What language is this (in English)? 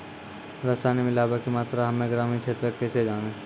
Maithili